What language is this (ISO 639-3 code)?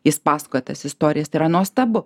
lit